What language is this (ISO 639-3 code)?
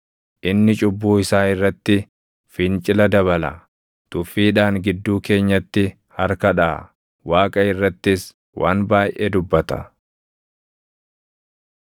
orm